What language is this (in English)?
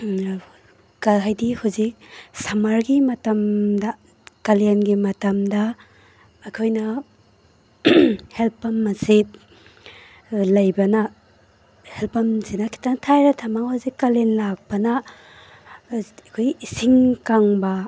Manipuri